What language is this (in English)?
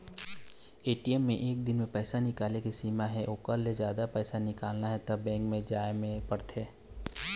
Chhattisgarhi